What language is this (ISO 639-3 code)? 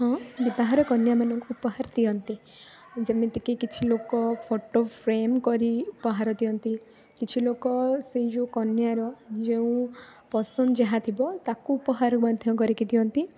ori